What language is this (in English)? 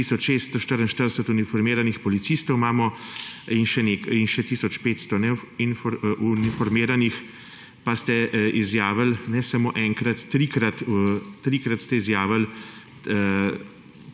Slovenian